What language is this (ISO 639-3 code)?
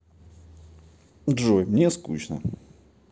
rus